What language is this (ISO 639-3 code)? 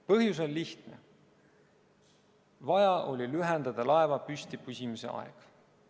est